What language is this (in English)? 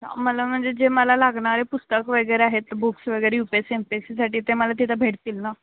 Marathi